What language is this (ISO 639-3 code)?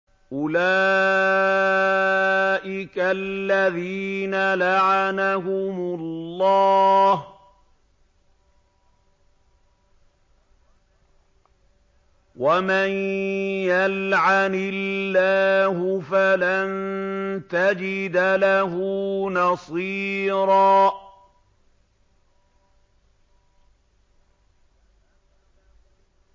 ara